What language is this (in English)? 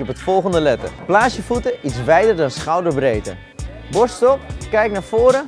Dutch